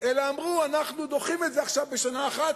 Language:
Hebrew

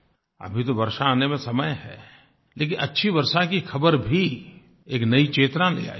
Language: Hindi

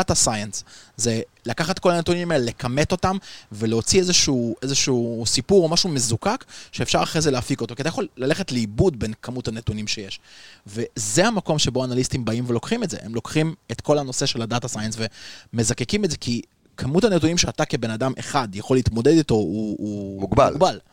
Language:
Hebrew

